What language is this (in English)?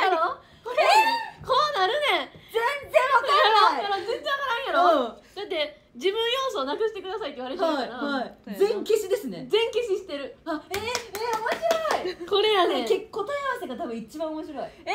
Japanese